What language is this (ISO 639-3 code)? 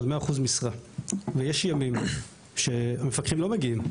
heb